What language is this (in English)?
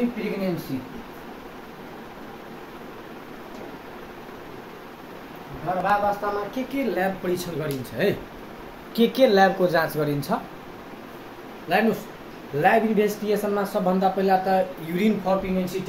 Hindi